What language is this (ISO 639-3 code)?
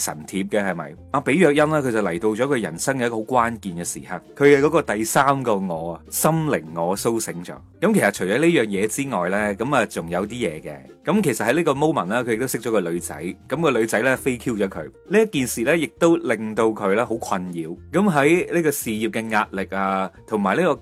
zho